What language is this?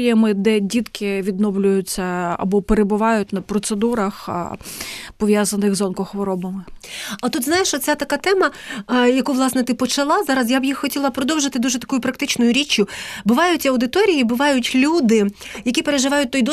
Ukrainian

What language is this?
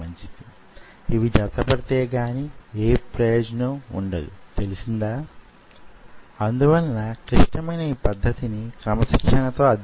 Telugu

